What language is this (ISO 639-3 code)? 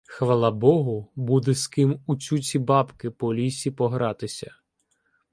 ukr